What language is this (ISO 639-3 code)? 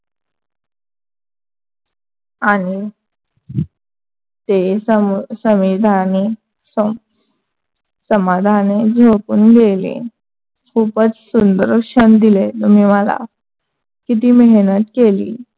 mar